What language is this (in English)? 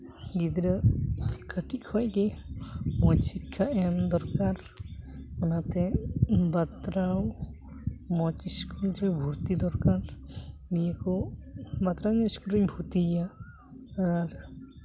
Santali